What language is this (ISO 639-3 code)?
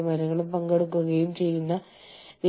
mal